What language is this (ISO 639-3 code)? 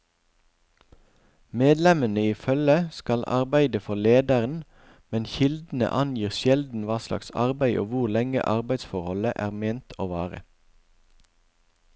nor